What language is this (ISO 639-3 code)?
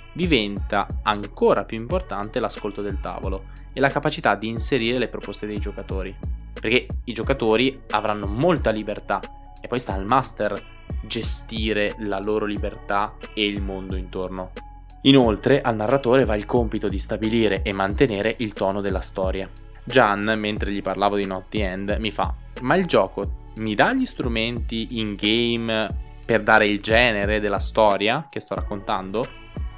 ita